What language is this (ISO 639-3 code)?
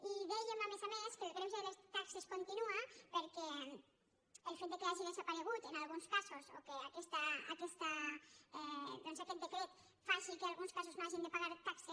cat